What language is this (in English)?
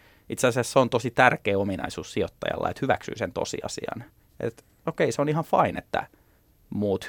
Finnish